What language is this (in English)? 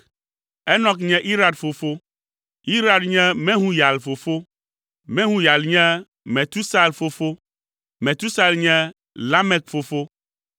Ewe